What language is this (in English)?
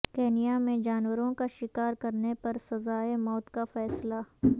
Urdu